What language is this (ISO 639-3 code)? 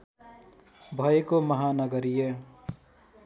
nep